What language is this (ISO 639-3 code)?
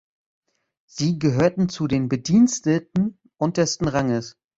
deu